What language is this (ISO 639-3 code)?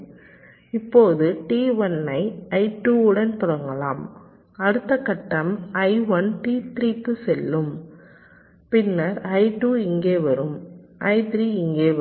tam